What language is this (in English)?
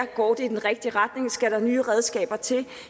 Danish